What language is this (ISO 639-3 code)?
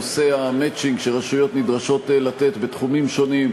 heb